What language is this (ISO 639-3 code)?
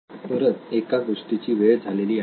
mar